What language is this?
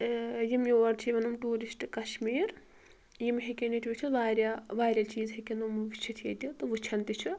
Kashmiri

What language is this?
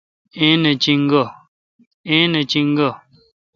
Kalkoti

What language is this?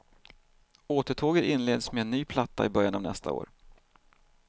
Swedish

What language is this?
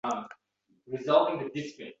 Uzbek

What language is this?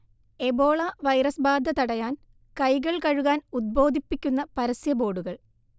Malayalam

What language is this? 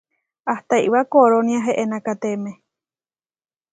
Huarijio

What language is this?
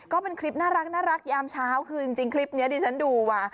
Thai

